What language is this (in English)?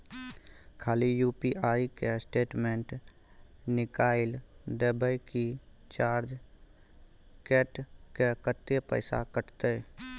Maithili